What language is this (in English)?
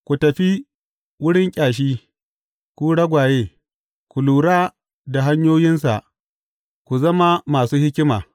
Hausa